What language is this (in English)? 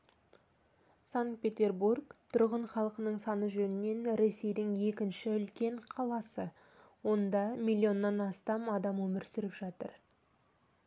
Kazakh